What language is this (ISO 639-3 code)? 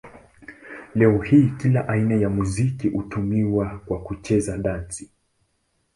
swa